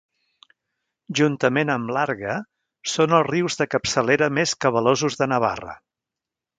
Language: Catalan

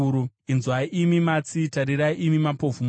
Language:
Shona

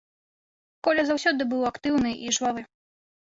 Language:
Belarusian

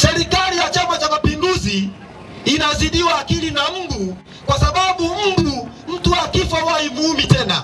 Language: Swahili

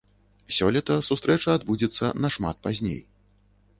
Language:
Belarusian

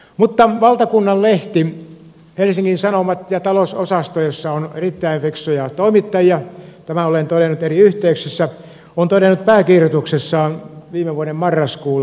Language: Finnish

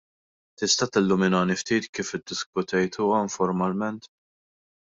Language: Maltese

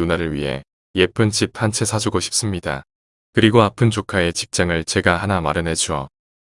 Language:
Korean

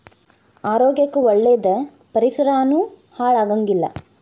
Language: Kannada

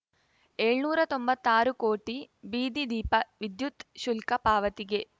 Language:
Kannada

